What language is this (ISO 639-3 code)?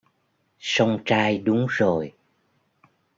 vie